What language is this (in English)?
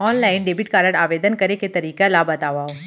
Chhattisgarhi